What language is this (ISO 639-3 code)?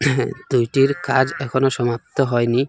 ben